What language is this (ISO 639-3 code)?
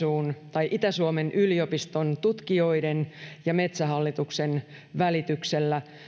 fin